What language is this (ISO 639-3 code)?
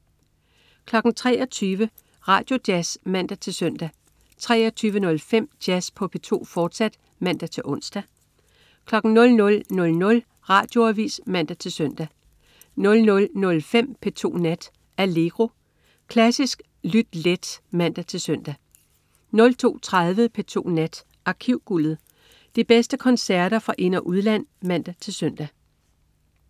dan